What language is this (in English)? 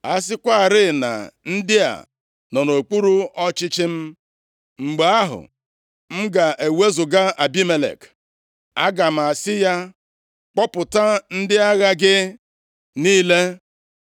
Igbo